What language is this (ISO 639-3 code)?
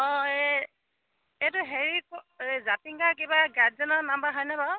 asm